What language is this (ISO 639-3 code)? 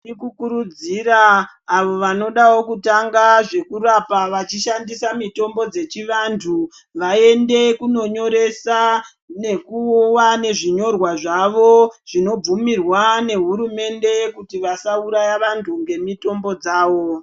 ndc